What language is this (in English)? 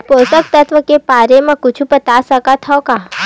Chhattisgarhi